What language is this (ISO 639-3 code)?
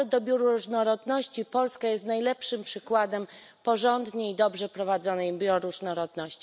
pol